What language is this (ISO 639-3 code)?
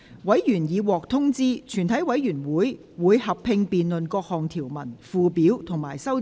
yue